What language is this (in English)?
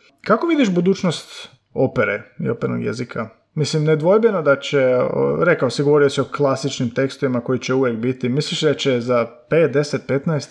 Croatian